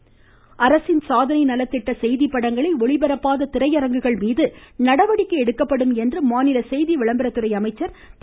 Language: Tamil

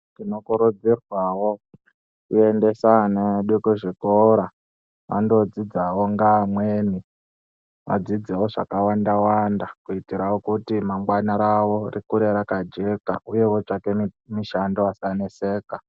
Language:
Ndau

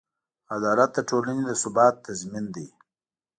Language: Pashto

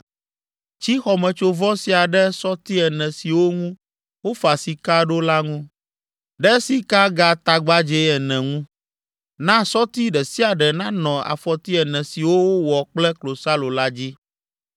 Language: Ewe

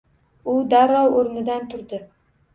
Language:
Uzbek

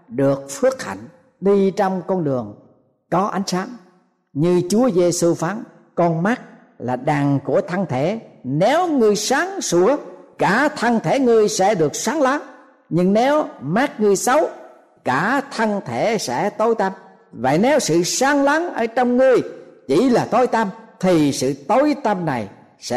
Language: Vietnamese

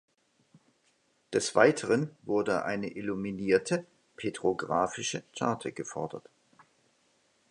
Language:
German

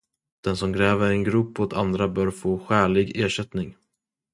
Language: Swedish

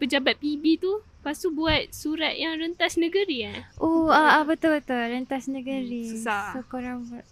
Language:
Malay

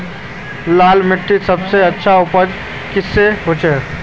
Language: Magahi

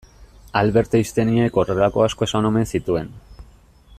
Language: Basque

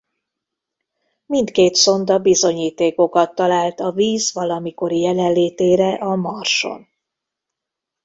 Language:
Hungarian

